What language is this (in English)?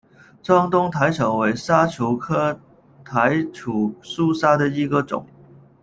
Chinese